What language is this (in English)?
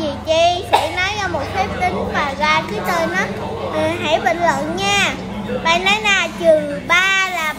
Vietnamese